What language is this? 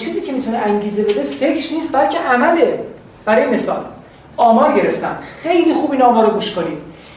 Persian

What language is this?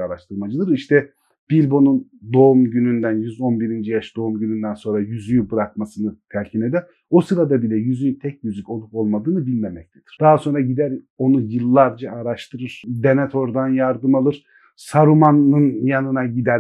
Turkish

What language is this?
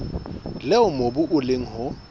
Southern Sotho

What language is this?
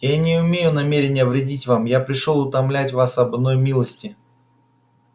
Russian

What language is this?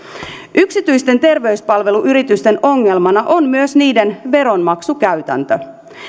Finnish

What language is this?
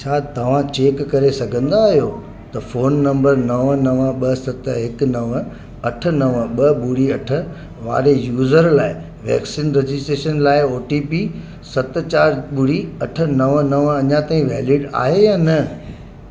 Sindhi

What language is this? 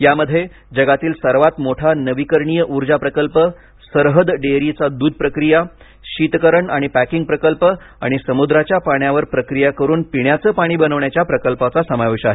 Marathi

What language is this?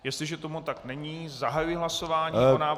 Czech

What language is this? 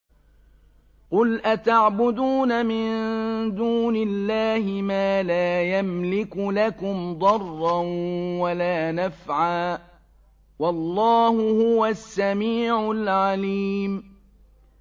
Arabic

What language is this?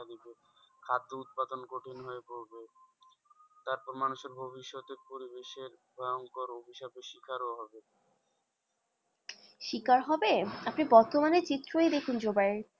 Bangla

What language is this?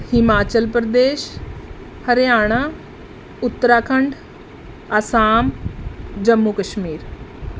Punjabi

